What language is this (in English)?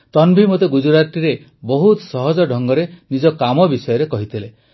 Odia